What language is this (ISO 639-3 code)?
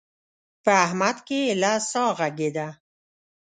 pus